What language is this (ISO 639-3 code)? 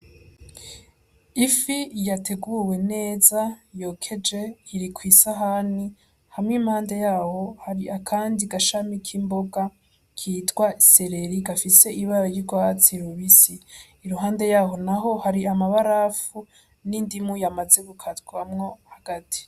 run